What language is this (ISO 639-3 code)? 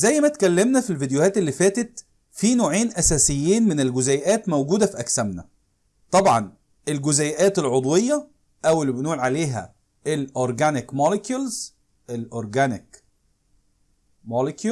ara